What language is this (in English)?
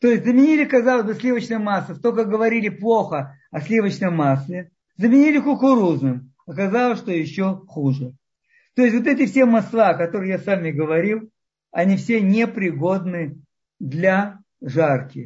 Russian